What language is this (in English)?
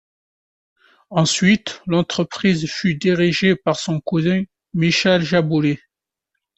French